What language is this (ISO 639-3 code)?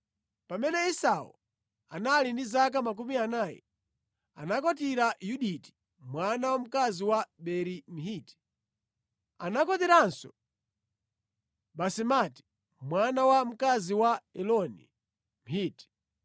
nya